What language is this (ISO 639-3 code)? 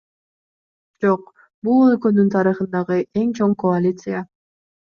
kir